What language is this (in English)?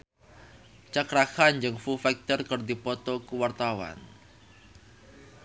Sundanese